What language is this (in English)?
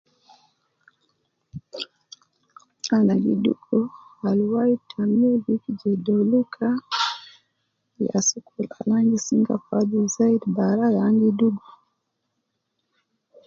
Nubi